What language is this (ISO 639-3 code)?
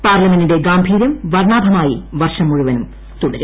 mal